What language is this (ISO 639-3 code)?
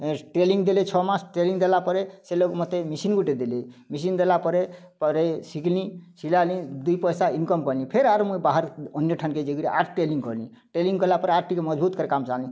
ori